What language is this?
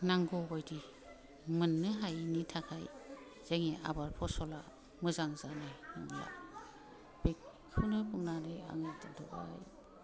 Bodo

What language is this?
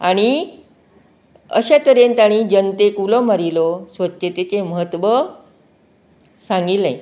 Konkani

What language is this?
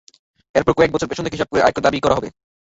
Bangla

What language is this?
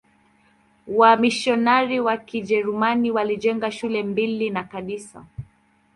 Swahili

